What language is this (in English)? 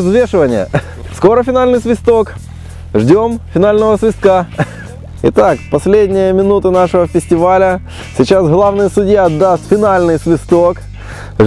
Russian